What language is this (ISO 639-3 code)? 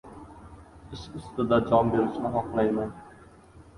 uzb